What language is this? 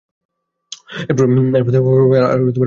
Bangla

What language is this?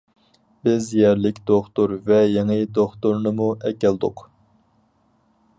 Uyghur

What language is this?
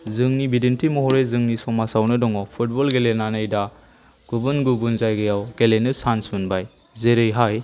Bodo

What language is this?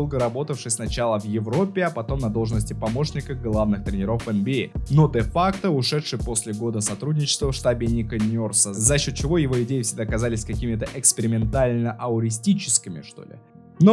Russian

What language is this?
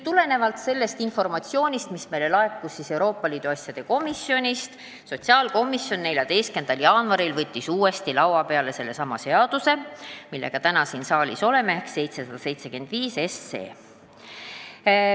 Estonian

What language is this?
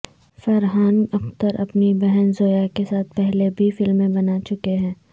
Urdu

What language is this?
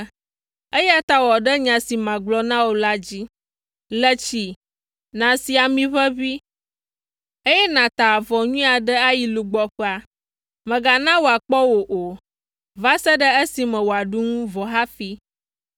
Ewe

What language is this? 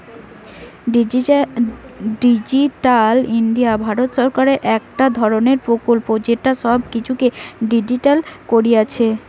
Bangla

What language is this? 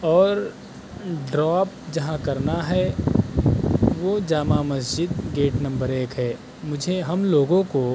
Urdu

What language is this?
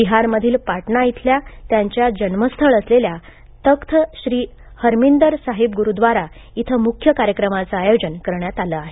Marathi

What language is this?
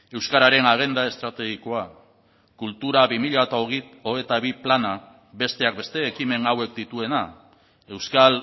Basque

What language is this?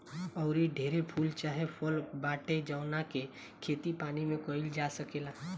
Bhojpuri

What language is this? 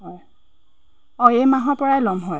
Assamese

